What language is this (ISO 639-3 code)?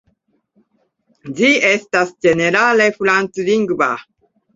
epo